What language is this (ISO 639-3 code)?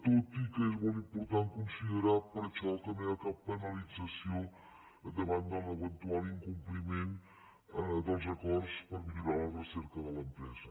cat